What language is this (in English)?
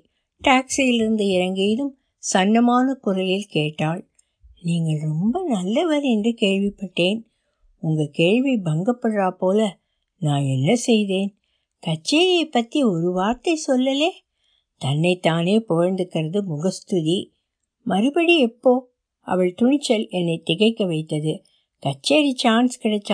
Tamil